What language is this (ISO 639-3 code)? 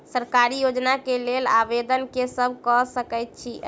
mai